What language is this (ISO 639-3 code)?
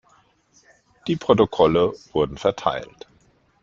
deu